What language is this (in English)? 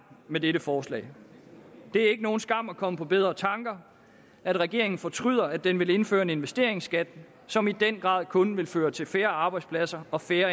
Danish